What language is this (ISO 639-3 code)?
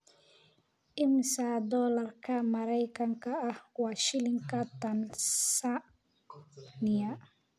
som